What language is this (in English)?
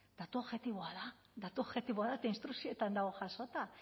Basque